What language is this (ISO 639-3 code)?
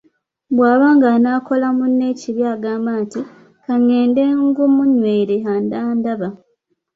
lug